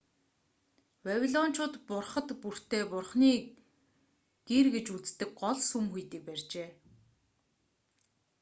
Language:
Mongolian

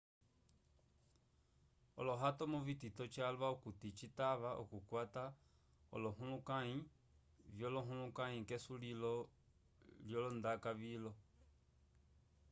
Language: Umbundu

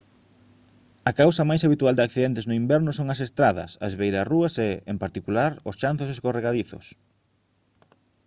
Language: Galician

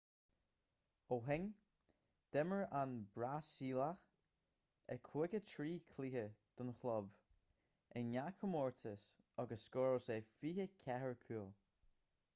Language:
Irish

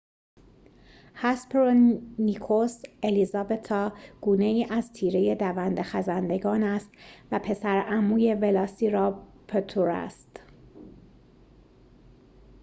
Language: Persian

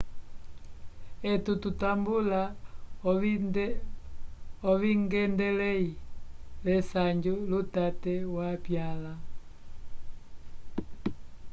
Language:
Umbundu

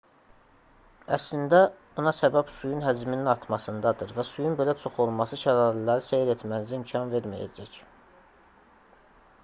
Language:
Azerbaijani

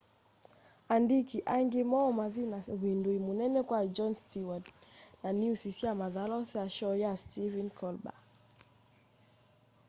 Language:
Kamba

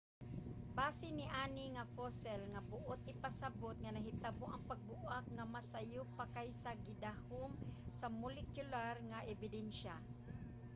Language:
Cebuano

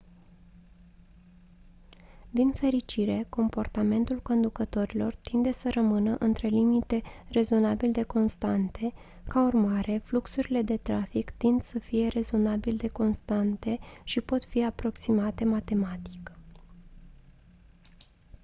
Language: Romanian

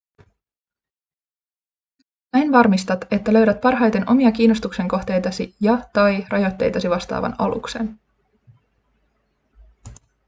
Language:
Finnish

